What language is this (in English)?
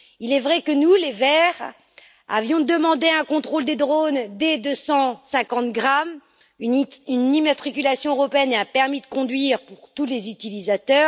French